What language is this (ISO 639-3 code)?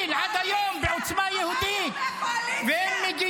heb